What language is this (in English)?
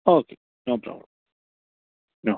Malayalam